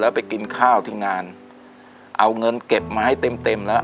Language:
Thai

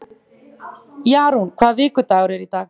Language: Icelandic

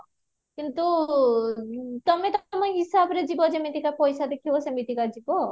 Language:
Odia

